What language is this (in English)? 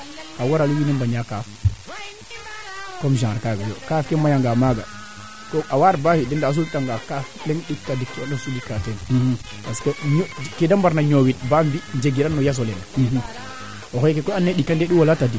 Serer